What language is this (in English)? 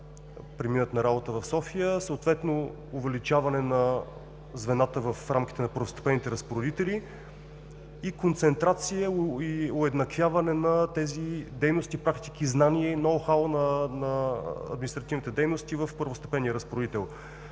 Bulgarian